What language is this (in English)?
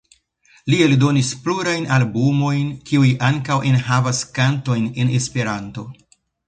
Esperanto